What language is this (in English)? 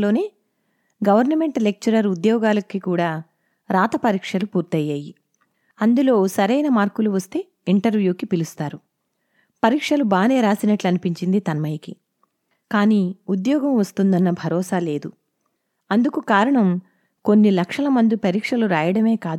Telugu